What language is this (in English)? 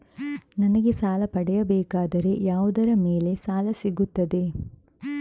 Kannada